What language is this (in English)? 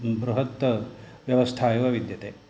Sanskrit